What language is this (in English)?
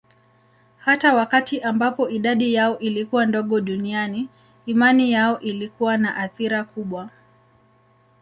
Swahili